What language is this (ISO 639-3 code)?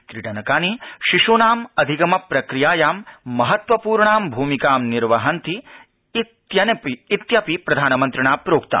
san